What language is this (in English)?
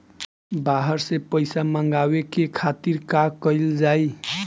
Bhojpuri